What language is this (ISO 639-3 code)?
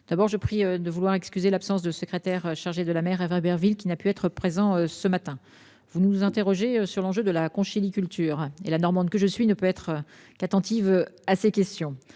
fra